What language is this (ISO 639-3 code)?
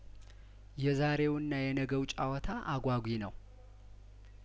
amh